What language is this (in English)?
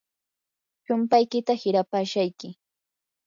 Yanahuanca Pasco Quechua